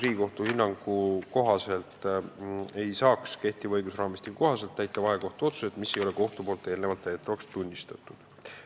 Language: Estonian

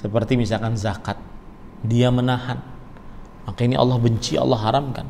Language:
Indonesian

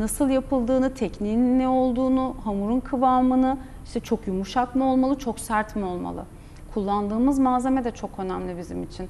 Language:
Turkish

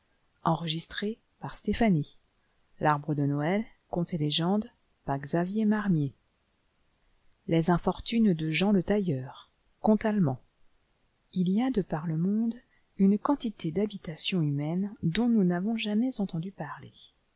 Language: French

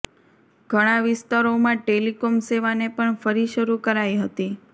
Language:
Gujarati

